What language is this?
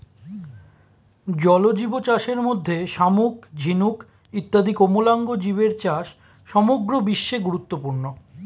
Bangla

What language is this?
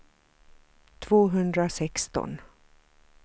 Swedish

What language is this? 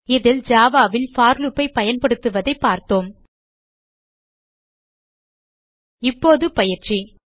Tamil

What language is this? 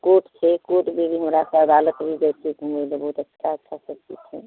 Maithili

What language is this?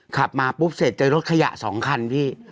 Thai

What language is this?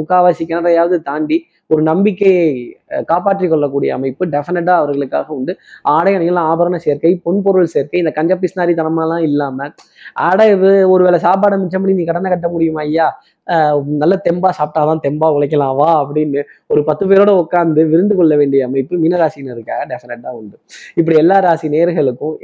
Tamil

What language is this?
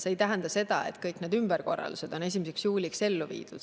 Estonian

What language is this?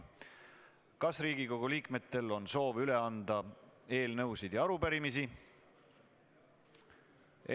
Estonian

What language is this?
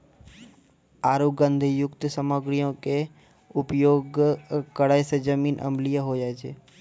Maithili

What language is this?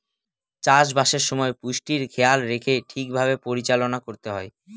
Bangla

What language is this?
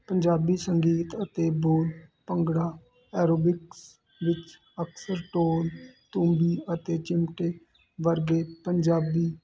Punjabi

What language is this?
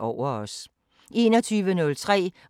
Danish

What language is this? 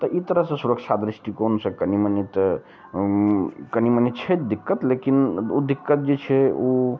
Maithili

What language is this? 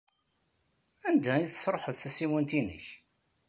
Kabyle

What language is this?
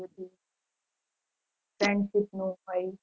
Gujarati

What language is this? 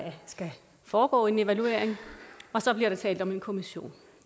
Danish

